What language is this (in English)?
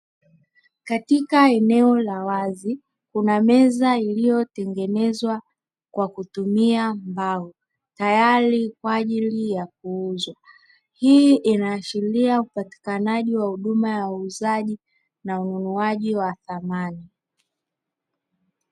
Swahili